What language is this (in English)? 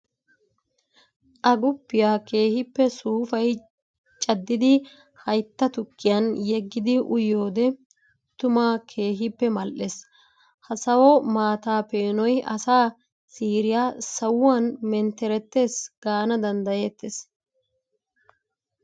Wolaytta